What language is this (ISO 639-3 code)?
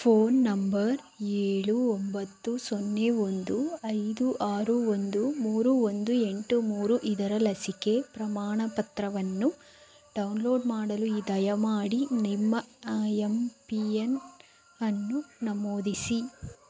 kan